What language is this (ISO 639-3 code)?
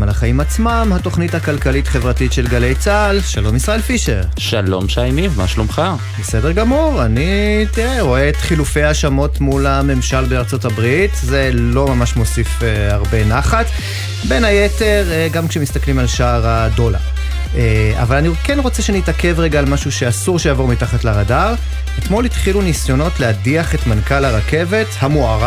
heb